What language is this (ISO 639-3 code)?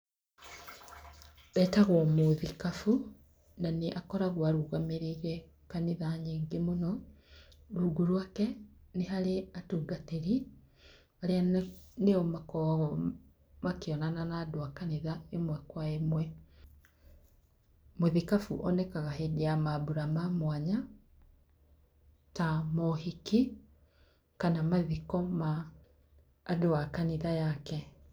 kik